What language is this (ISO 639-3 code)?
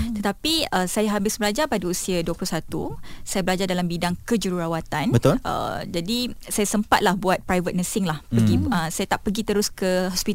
msa